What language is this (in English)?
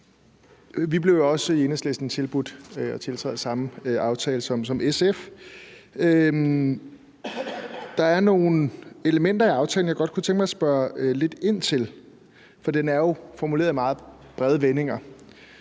Danish